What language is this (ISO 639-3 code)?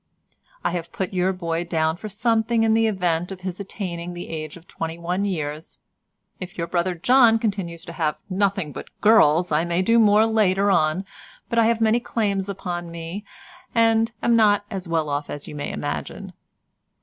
eng